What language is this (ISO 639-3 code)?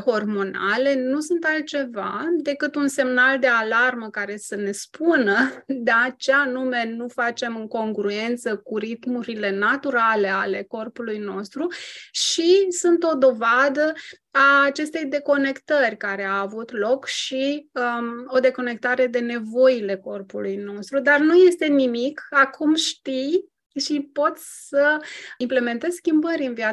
ron